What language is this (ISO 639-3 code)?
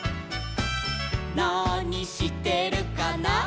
jpn